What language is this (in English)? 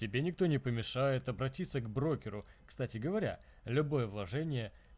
Russian